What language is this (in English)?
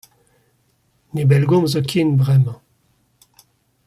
Breton